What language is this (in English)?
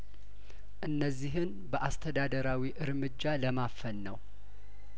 Amharic